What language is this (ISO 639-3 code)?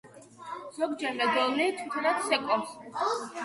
kat